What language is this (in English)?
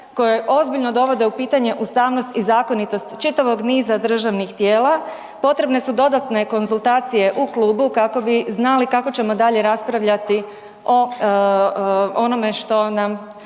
Croatian